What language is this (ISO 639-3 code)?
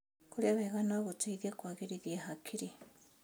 kik